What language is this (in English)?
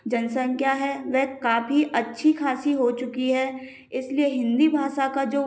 Hindi